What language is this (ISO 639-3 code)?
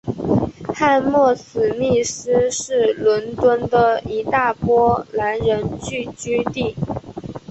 zho